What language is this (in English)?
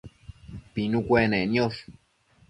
Matsés